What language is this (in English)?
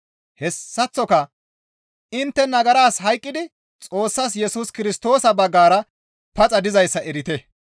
Gamo